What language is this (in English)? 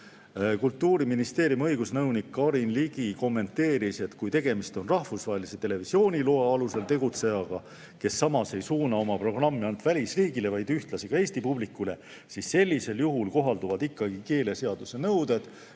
Estonian